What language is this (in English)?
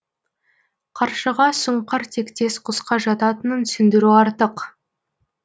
Kazakh